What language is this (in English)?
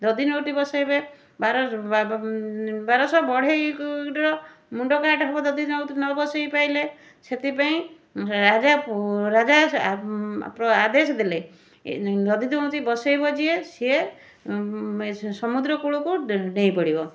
Odia